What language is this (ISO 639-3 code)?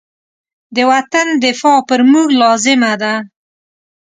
pus